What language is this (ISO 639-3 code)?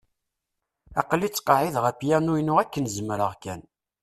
kab